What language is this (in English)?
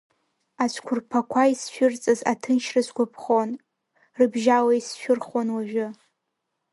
Abkhazian